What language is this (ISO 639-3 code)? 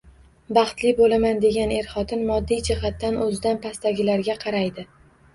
uzb